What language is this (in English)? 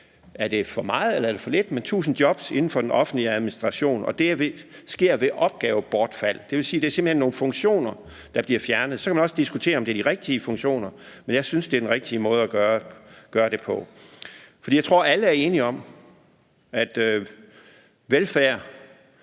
Danish